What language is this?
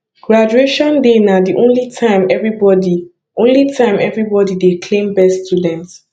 Nigerian Pidgin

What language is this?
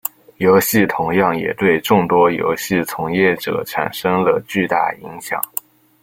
Chinese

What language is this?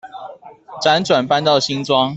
Chinese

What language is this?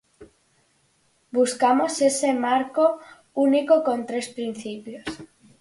Galician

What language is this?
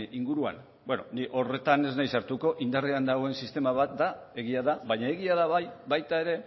Basque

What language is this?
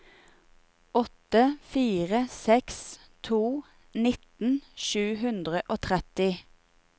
Norwegian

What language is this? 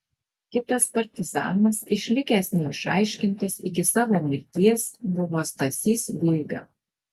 Lithuanian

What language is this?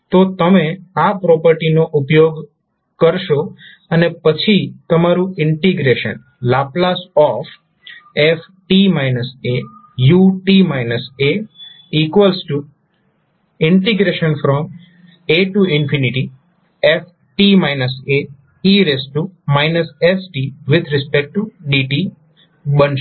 Gujarati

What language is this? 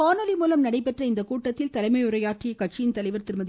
Tamil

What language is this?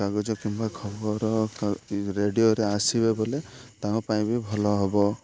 Odia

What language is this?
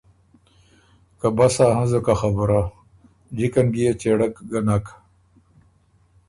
Ormuri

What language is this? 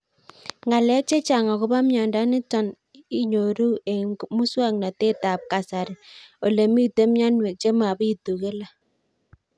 Kalenjin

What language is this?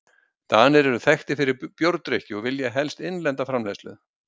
Icelandic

